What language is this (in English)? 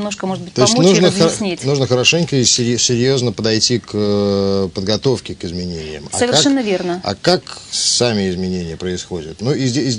Russian